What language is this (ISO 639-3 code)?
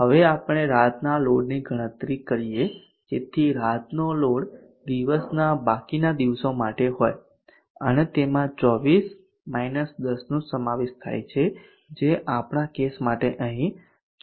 guj